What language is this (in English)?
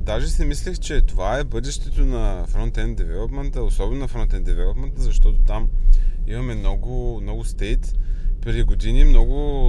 Bulgarian